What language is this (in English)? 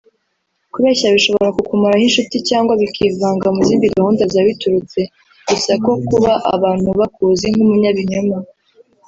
Kinyarwanda